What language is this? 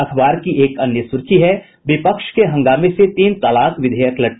Hindi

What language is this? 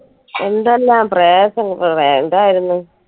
Malayalam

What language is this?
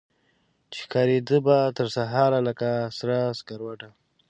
Pashto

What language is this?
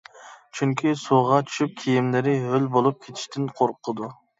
Uyghur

